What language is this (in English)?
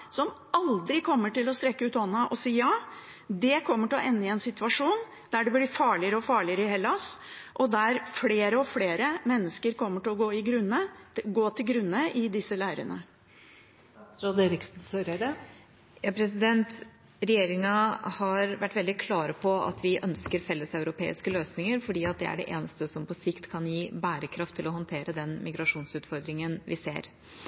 Norwegian Bokmål